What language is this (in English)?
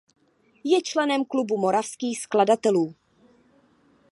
Czech